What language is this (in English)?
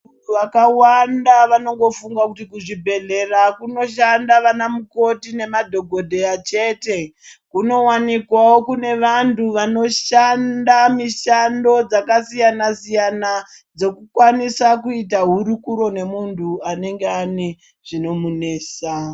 Ndau